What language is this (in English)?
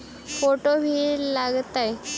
Magahi